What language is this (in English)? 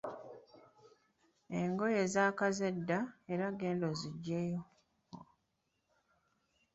Ganda